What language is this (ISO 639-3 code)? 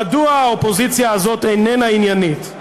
heb